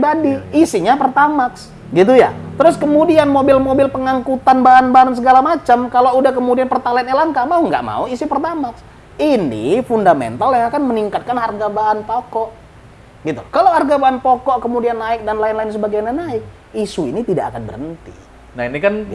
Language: Indonesian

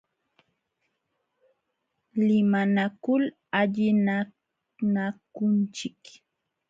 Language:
Jauja Wanca Quechua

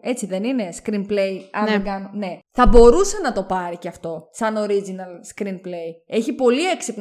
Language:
Greek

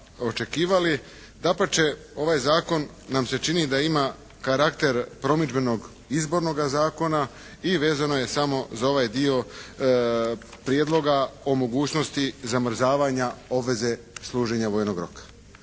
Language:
Croatian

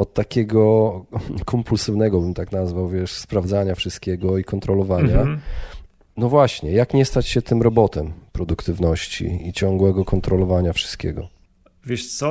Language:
Polish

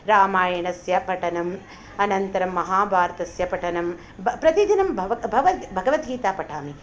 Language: Sanskrit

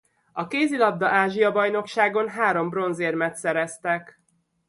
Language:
Hungarian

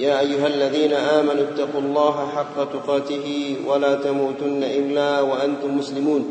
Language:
Malay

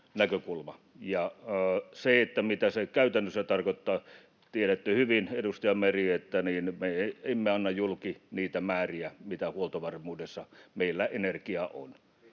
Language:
Finnish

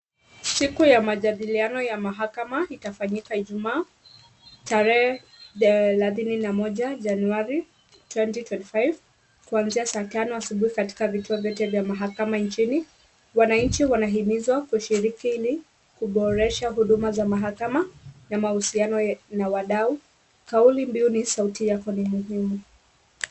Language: Swahili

